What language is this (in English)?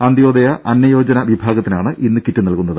Malayalam